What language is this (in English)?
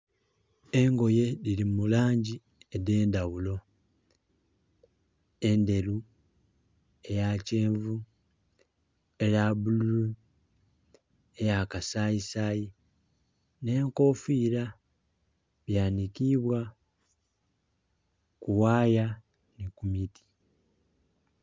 Soga